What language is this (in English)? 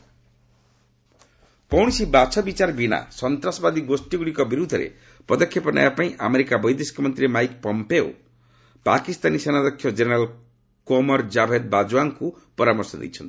Odia